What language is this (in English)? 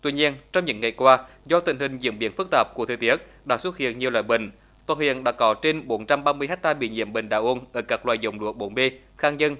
Vietnamese